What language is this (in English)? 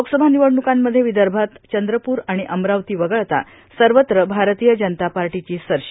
Marathi